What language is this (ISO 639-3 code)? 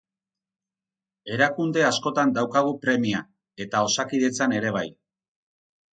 eus